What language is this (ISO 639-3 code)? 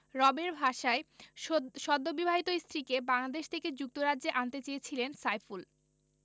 ben